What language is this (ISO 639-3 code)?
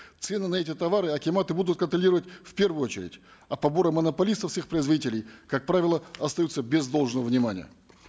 kaz